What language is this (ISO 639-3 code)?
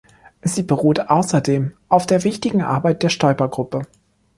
deu